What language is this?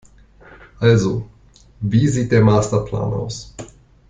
German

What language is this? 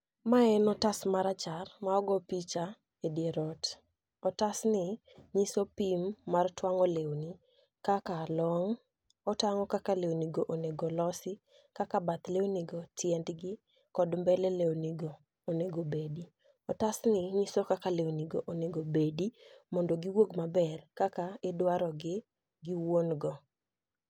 Luo (Kenya and Tanzania)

